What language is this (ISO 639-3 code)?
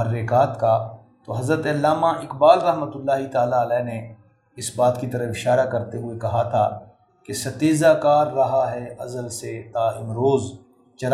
urd